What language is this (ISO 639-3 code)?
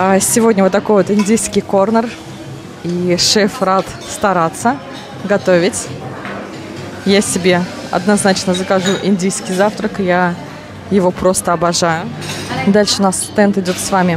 rus